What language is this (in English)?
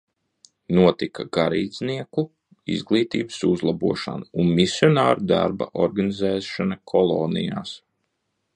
Latvian